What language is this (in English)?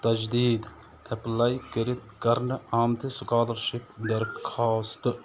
Kashmiri